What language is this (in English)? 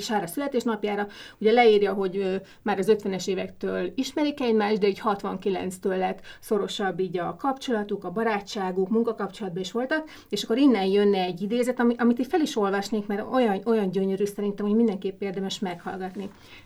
Hungarian